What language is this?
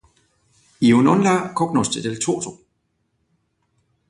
Interlingua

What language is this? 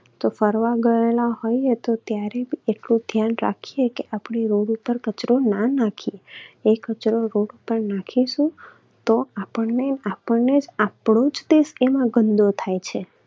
Gujarati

